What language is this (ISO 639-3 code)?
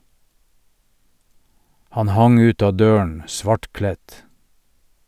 nor